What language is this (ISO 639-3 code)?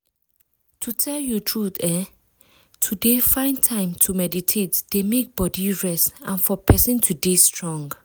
pcm